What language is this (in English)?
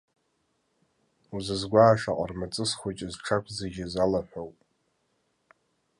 Abkhazian